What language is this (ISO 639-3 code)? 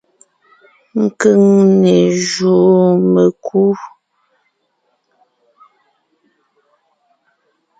nnh